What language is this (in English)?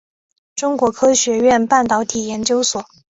Chinese